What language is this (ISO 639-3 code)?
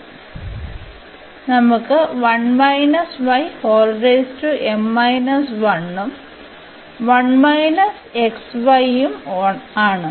mal